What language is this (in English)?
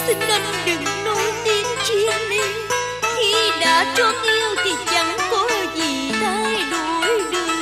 Vietnamese